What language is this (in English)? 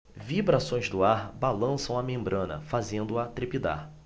Portuguese